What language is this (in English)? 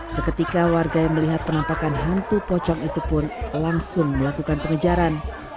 Indonesian